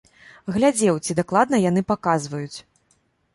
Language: Belarusian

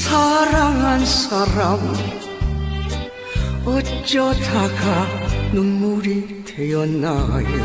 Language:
Korean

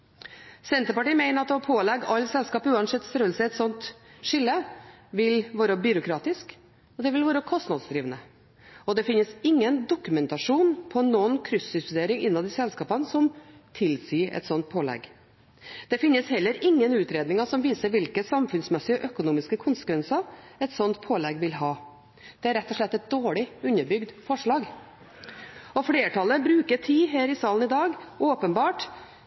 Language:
Norwegian Bokmål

